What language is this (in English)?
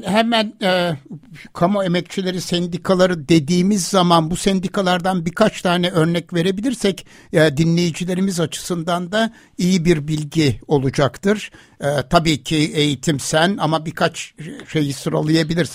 Turkish